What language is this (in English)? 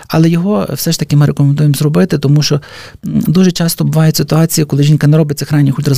Ukrainian